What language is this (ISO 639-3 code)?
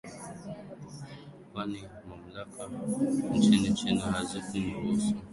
swa